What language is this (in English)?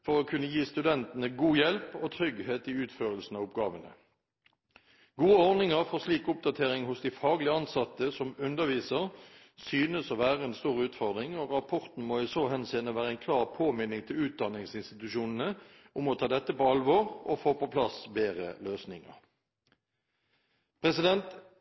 Norwegian Bokmål